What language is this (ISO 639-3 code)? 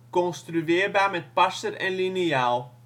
nld